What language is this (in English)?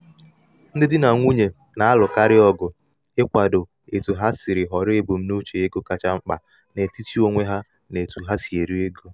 Igbo